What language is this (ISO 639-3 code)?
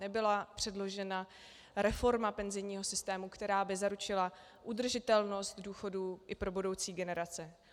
ces